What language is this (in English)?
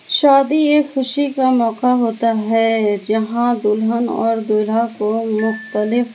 Urdu